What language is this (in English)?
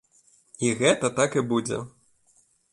Belarusian